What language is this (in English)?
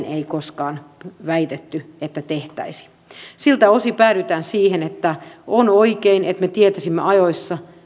Finnish